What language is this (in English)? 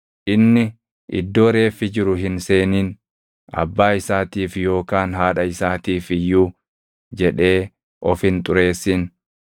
Oromo